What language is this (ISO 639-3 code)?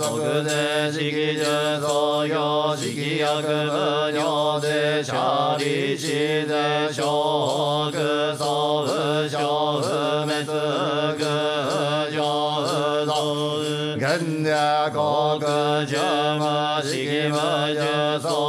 jpn